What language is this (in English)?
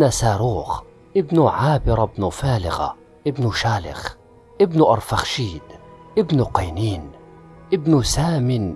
Arabic